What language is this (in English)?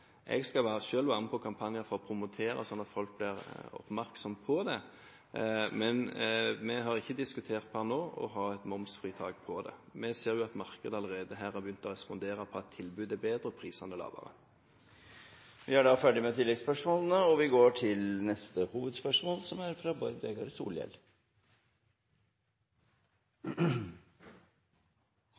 Norwegian